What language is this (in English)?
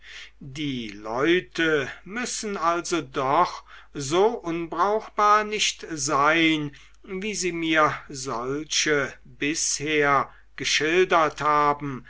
German